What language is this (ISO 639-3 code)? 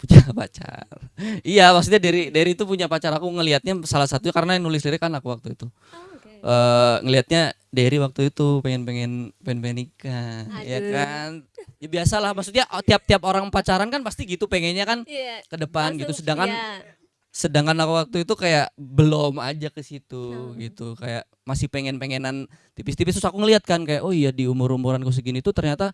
ind